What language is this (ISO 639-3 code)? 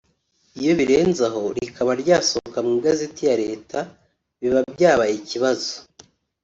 kin